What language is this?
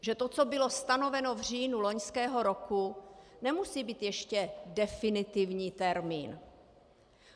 Czech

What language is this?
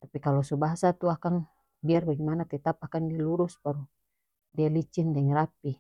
North Moluccan Malay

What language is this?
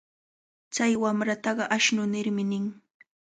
Cajatambo North Lima Quechua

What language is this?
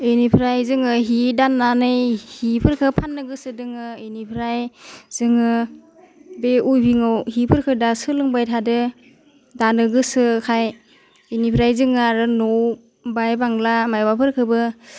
Bodo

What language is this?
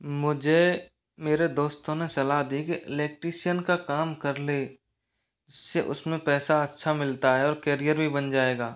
Hindi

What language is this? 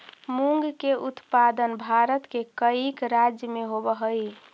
Magahi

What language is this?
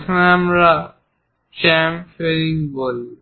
Bangla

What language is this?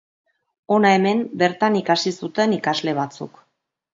Basque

